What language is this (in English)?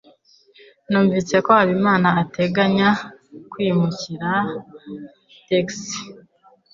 Kinyarwanda